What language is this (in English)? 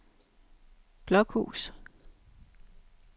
Danish